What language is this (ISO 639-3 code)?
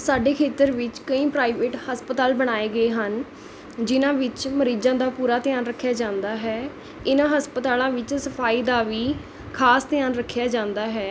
pan